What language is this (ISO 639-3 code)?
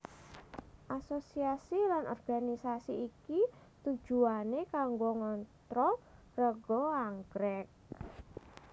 jav